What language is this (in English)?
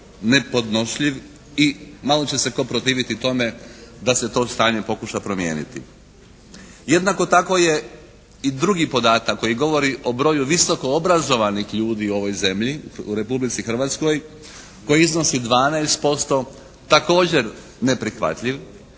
Croatian